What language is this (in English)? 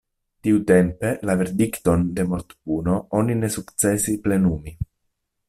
Esperanto